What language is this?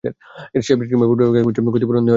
Bangla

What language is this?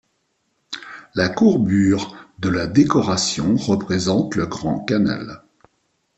French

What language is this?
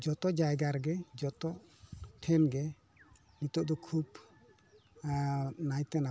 Santali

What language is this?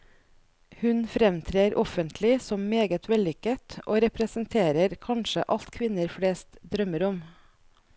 Norwegian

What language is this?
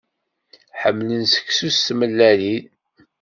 Kabyle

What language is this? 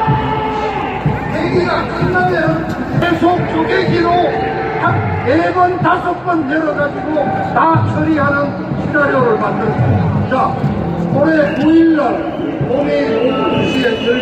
Korean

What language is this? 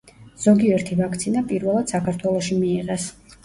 Georgian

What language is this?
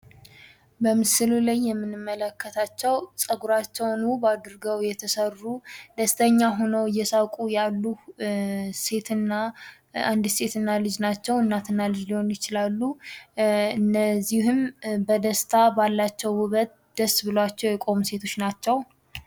Amharic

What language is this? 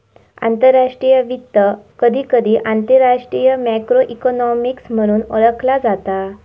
Marathi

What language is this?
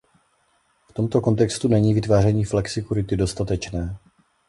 Czech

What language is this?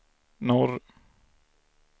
Swedish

